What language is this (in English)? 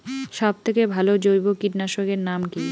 Bangla